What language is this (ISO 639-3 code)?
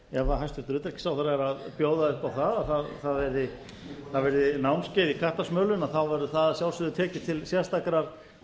isl